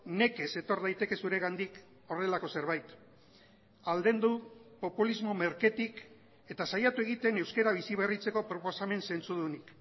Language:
Basque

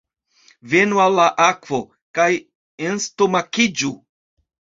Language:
Esperanto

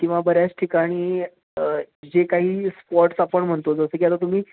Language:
Marathi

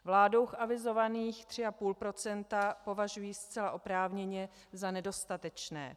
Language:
Czech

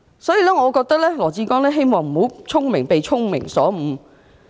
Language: Cantonese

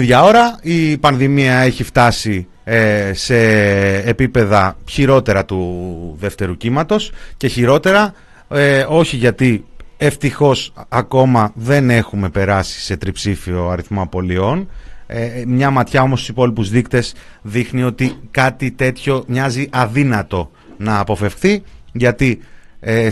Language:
Greek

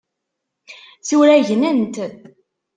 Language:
Kabyle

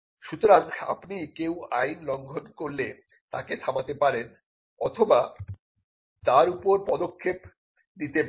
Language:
Bangla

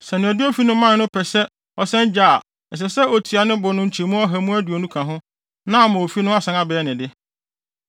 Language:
Akan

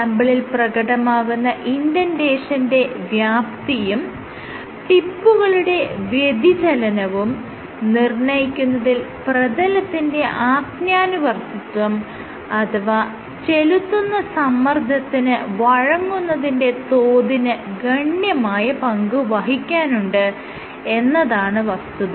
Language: Malayalam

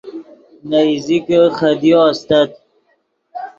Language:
Yidgha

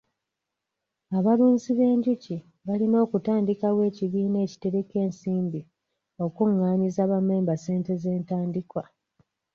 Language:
Ganda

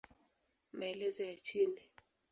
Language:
Swahili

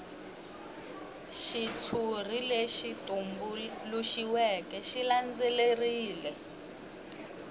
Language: Tsonga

